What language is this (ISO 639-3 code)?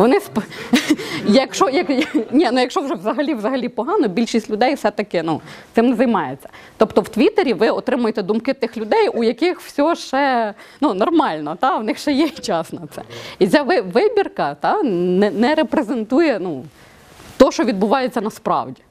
ukr